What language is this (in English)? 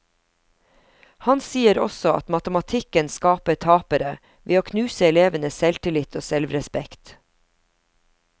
Norwegian